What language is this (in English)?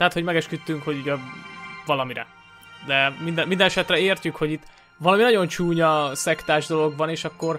Hungarian